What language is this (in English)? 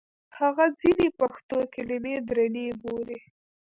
Pashto